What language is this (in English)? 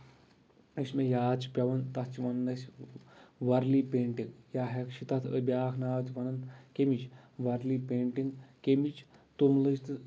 Kashmiri